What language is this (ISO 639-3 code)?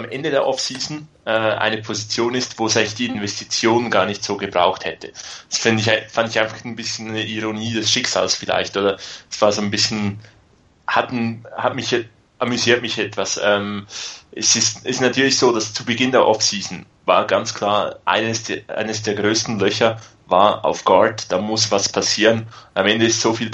deu